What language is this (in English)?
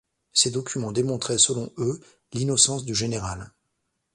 French